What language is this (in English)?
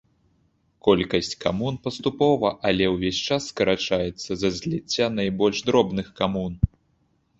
Belarusian